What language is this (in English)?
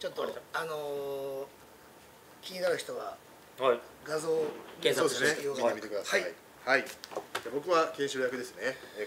Japanese